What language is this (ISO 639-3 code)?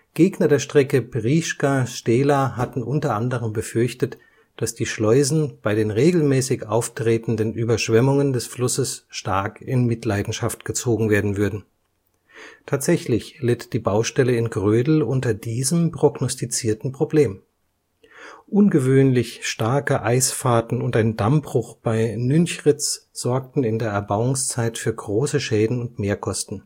deu